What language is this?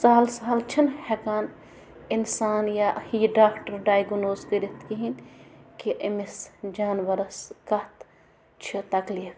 Kashmiri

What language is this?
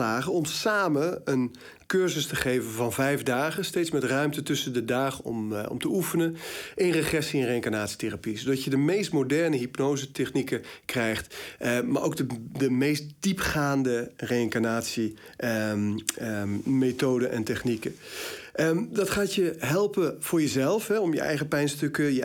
Dutch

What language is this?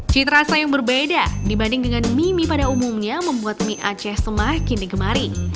Indonesian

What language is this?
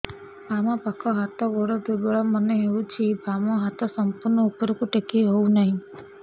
Odia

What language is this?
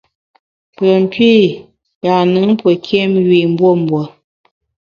Bamun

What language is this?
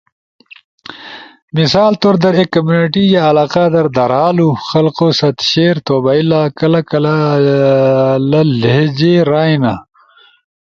Ushojo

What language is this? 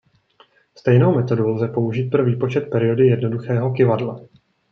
Czech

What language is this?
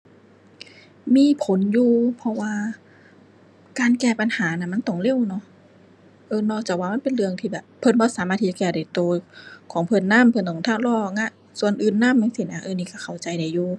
Thai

